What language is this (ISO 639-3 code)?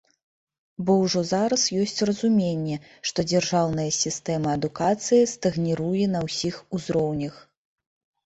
bel